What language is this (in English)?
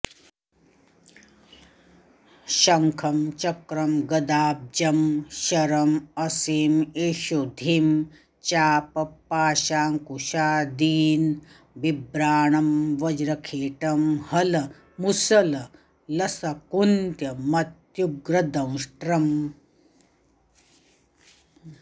Sanskrit